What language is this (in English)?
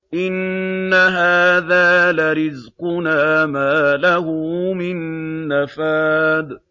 Arabic